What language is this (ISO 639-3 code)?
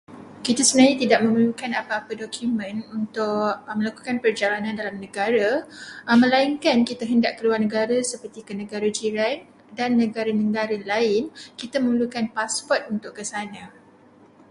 msa